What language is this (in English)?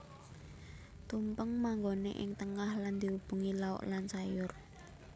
Javanese